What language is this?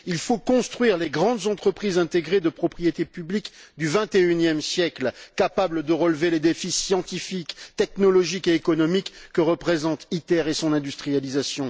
French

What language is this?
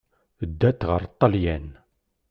Kabyle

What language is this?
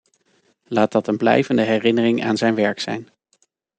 Dutch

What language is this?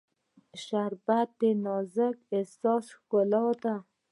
Pashto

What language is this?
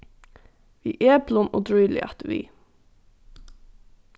Faroese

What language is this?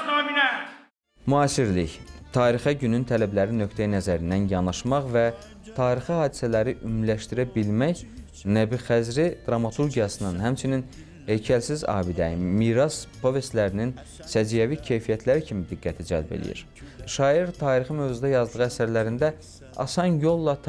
Turkish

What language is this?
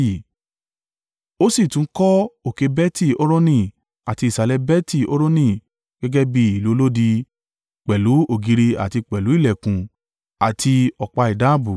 Yoruba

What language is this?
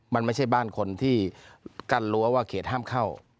Thai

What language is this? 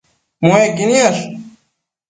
Matsés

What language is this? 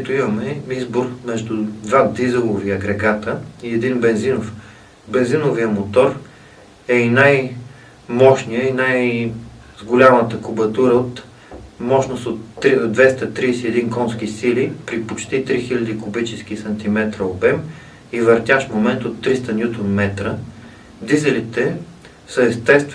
Dutch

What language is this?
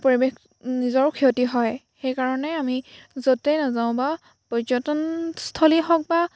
Assamese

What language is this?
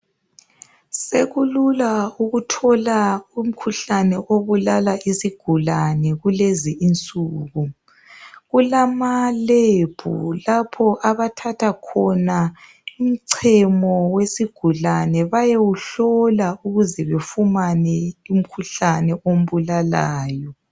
North Ndebele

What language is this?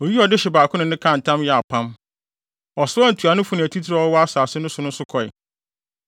Akan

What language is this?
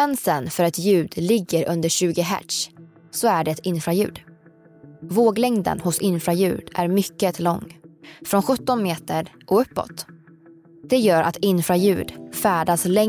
Swedish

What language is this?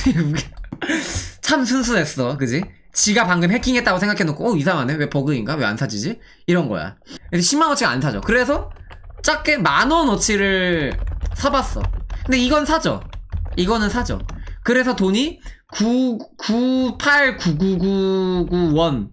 Korean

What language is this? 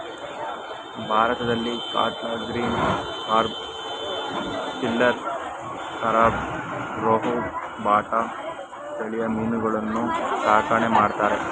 Kannada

